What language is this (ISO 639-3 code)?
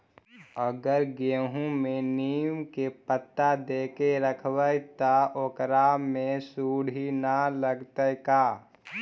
mag